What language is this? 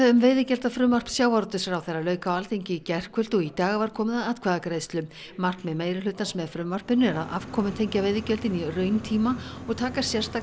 Icelandic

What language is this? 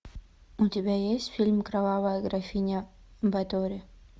Russian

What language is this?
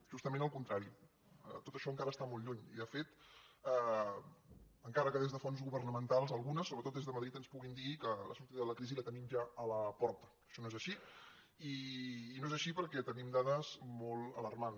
Catalan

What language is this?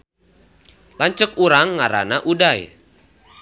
Sundanese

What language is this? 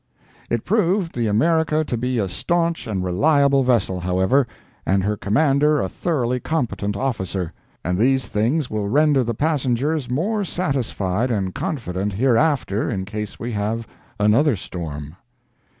English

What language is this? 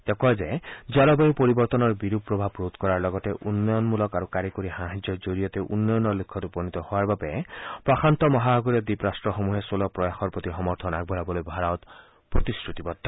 Assamese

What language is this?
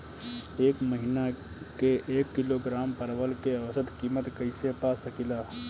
Bhojpuri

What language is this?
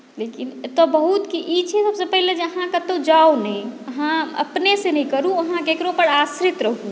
Maithili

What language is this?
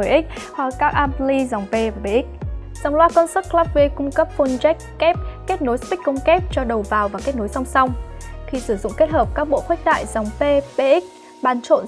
Vietnamese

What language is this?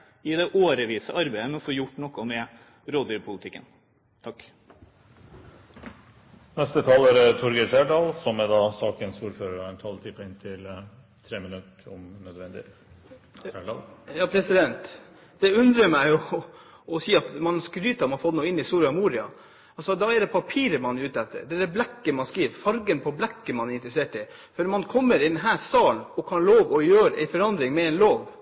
Norwegian Bokmål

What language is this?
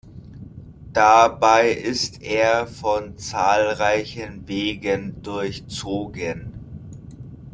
German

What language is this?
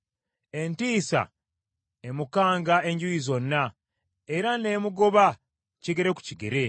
Ganda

